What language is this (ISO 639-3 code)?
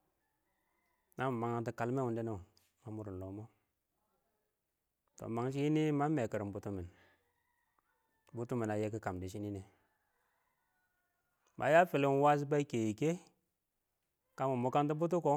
awo